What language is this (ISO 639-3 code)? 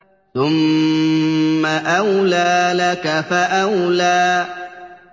ara